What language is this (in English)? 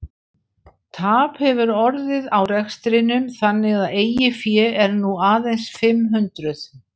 Icelandic